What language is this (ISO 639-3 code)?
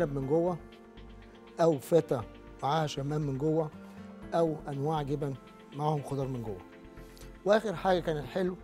ara